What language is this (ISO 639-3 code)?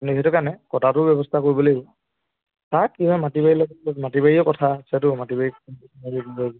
asm